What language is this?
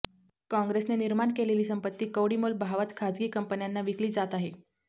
Marathi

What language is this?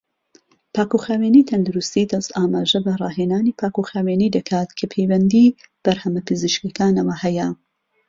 Central Kurdish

